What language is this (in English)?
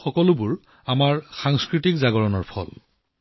Assamese